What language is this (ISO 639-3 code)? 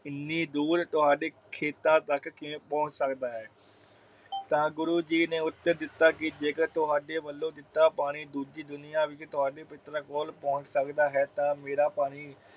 pan